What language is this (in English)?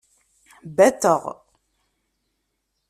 Kabyle